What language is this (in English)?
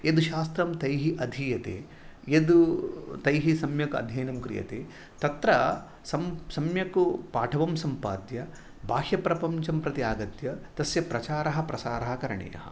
Sanskrit